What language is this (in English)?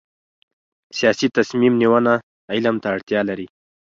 Pashto